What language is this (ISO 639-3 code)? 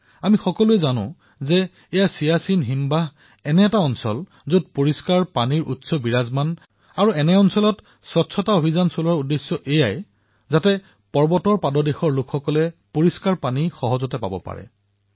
asm